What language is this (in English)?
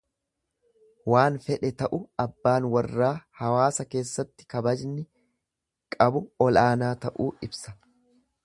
Oromo